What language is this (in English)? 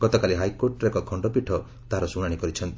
Odia